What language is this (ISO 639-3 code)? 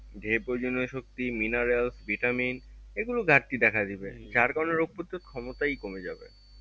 ben